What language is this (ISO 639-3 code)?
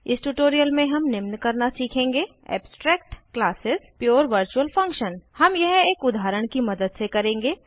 hin